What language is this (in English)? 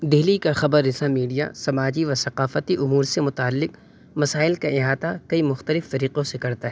Urdu